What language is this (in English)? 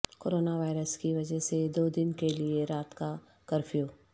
Urdu